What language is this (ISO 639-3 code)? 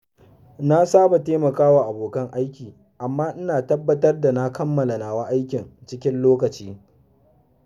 hau